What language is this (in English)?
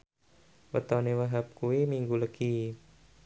Javanese